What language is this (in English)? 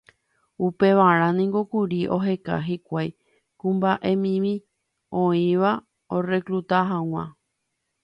Guarani